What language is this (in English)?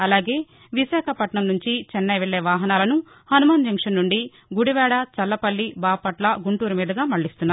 Telugu